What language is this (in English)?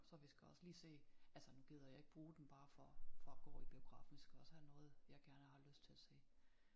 Danish